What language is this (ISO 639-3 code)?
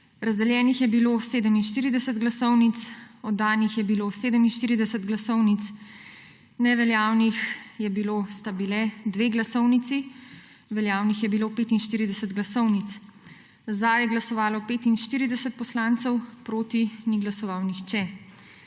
slv